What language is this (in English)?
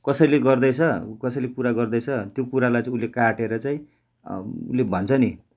Nepali